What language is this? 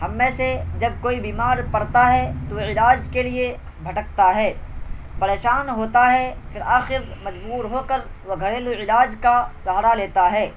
Urdu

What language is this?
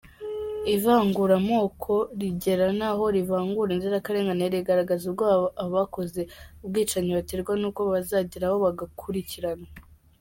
Kinyarwanda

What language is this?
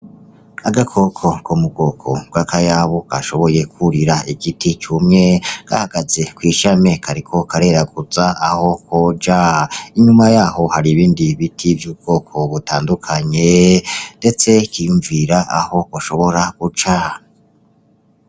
Rundi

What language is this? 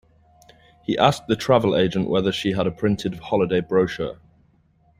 English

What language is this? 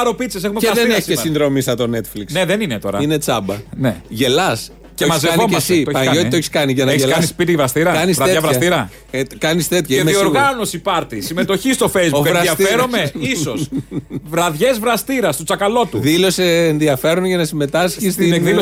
Greek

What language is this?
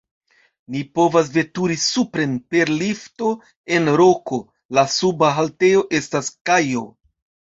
Esperanto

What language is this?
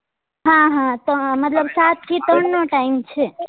Gujarati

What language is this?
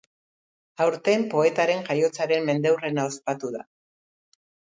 Basque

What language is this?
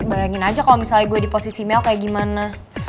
Indonesian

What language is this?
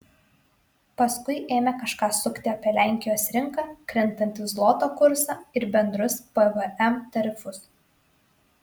Lithuanian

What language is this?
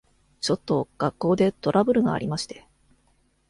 Japanese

